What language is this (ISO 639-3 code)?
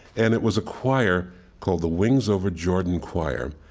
eng